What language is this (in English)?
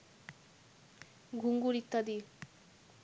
Bangla